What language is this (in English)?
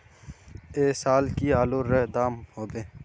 Magahi